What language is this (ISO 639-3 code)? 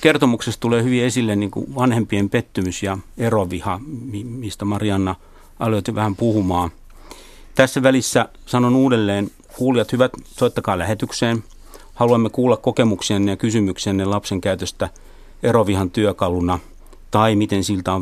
fin